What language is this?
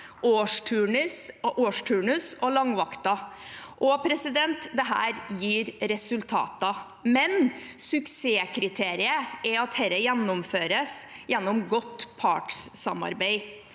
Norwegian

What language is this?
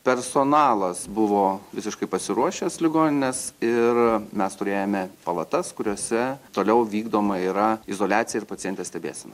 Lithuanian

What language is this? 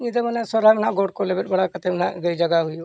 Santali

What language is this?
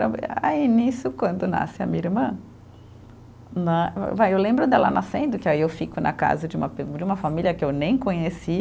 Portuguese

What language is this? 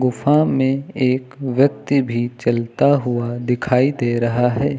Hindi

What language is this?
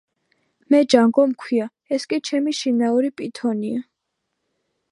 Georgian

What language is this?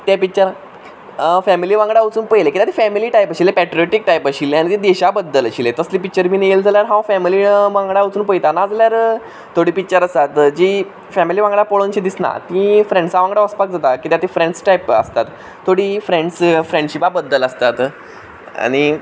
Konkani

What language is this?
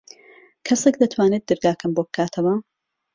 Central Kurdish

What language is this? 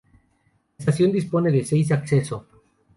Spanish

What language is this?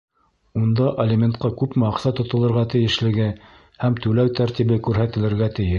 Bashkir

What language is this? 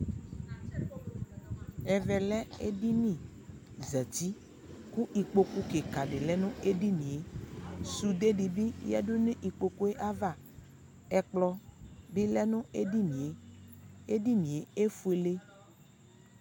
Ikposo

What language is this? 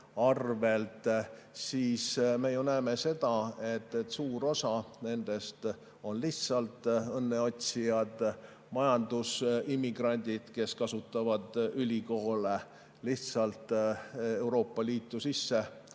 Estonian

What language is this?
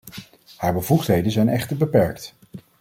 Dutch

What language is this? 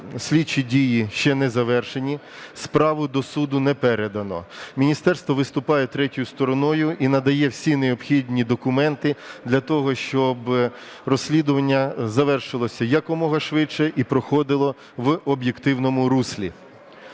Ukrainian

